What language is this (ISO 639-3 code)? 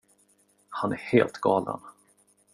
swe